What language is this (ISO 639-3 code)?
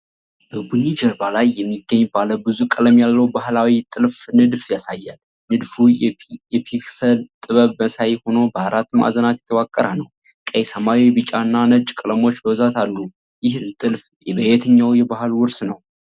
amh